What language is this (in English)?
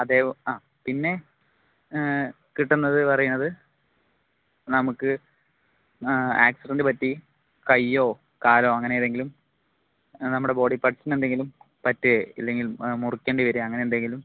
Malayalam